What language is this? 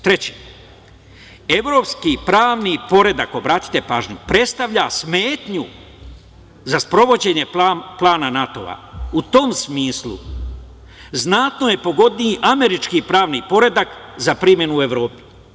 Serbian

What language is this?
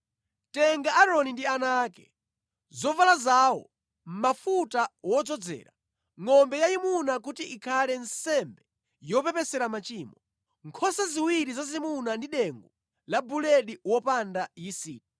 Nyanja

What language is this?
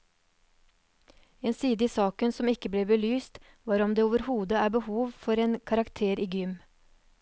Norwegian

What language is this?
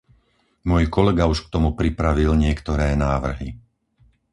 Slovak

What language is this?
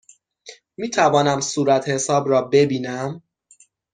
Persian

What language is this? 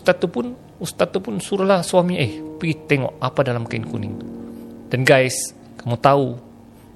Malay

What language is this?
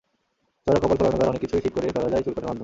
Bangla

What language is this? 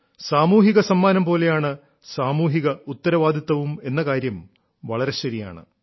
Malayalam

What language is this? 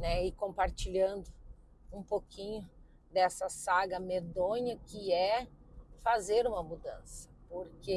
Portuguese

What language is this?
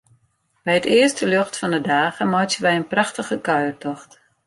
Western Frisian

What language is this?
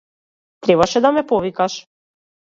Macedonian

